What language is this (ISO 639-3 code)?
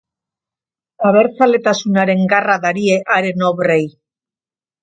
eus